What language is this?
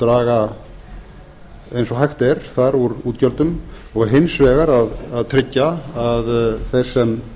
Icelandic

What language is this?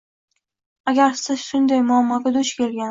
Uzbek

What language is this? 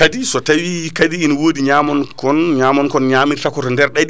Fula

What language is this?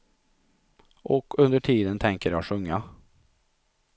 Swedish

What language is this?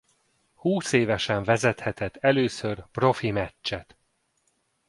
Hungarian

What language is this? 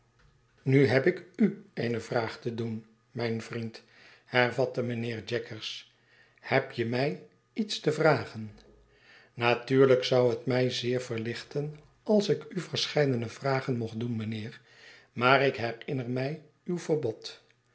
Dutch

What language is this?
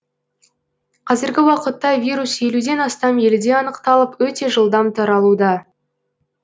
Kazakh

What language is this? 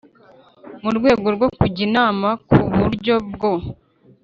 Kinyarwanda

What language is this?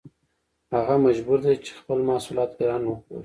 Pashto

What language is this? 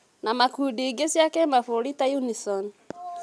Kikuyu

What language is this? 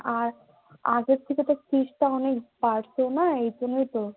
Bangla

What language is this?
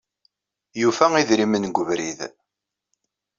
Kabyle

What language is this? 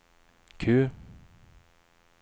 Swedish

